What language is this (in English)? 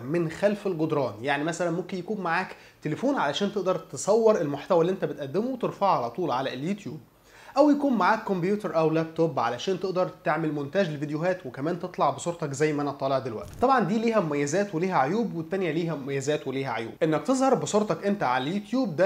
Arabic